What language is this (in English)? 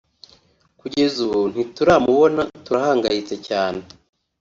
Kinyarwanda